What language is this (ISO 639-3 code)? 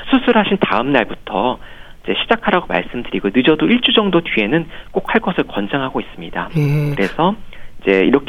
kor